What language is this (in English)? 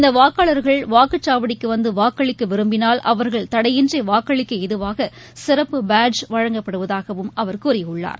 Tamil